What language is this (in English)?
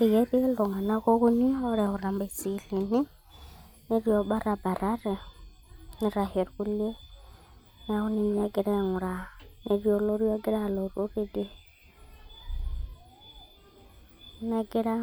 Masai